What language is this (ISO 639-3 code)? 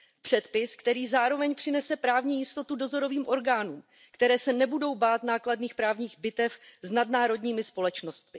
ces